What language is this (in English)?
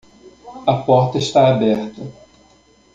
Portuguese